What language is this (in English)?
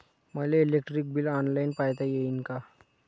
Marathi